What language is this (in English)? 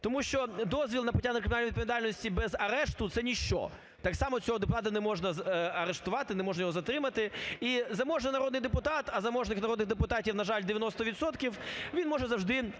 Ukrainian